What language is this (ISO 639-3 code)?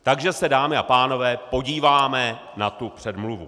ces